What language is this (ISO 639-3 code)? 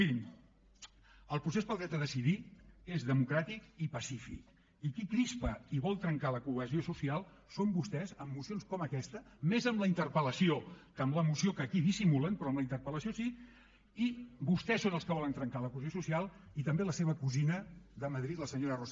cat